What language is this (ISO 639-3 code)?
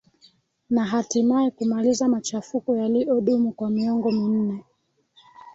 swa